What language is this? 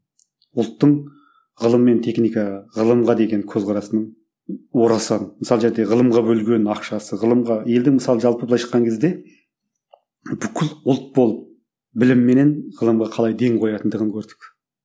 Kazakh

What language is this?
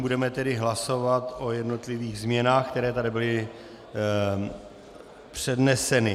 Czech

